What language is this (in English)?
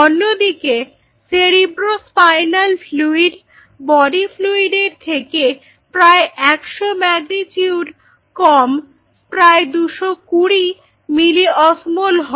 Bangla